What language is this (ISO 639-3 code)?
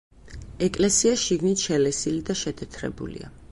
kat